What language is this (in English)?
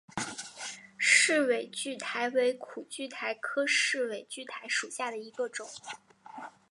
Chinese